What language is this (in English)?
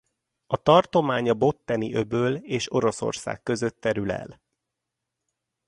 Hungarian